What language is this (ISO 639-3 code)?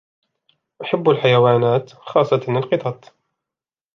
ara